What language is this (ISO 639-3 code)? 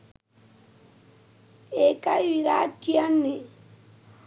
sin